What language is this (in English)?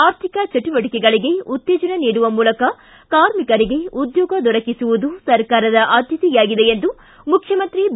Kannada